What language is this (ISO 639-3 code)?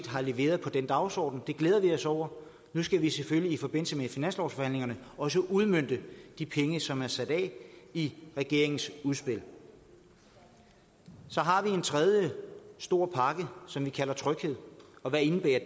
dan